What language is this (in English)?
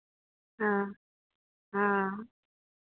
Maithili